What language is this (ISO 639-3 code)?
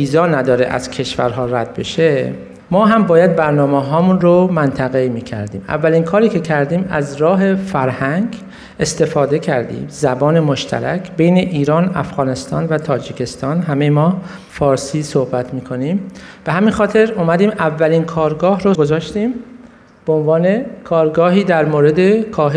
fas